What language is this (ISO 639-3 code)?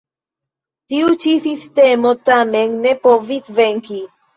epo